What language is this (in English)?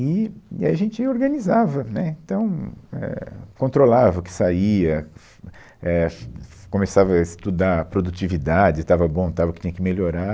Portuguese